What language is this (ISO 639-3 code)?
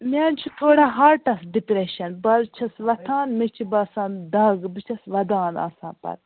kas